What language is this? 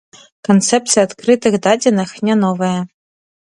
Belarusian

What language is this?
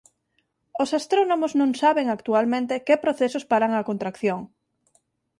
Galician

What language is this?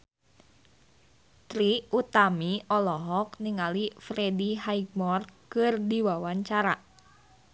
Sundanese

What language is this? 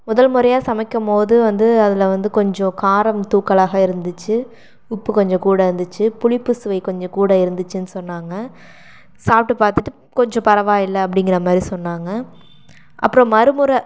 Tamil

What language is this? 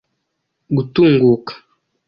Kinyarwanda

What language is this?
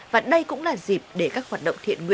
Vietnamese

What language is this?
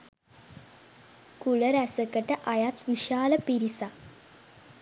Sinhala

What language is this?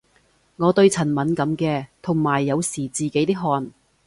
Cantonese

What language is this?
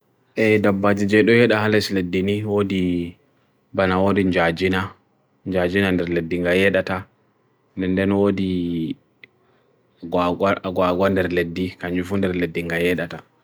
Bagirmi Fulfulde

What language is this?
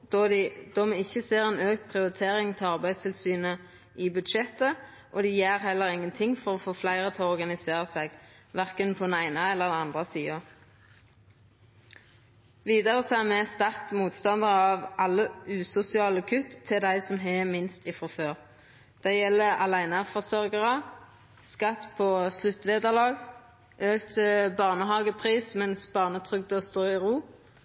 Norwegian Nynorsk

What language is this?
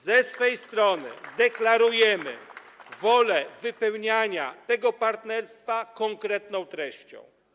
Polish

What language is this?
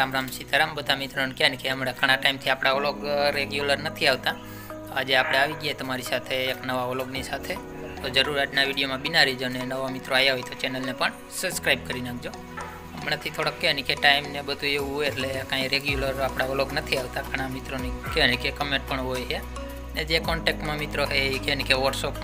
Gujarati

